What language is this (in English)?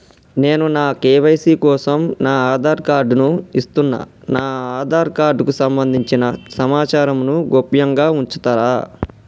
Telugu